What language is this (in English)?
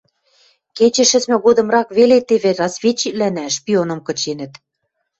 Western Mari